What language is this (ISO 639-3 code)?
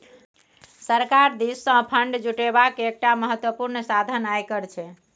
mai